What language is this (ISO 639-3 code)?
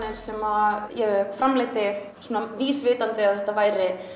isl